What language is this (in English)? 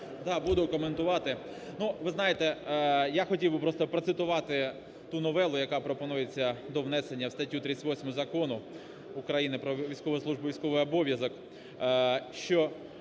Ukrainian